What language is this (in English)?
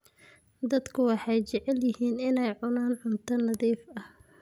Somali